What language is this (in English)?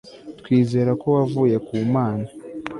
Kinyarwanda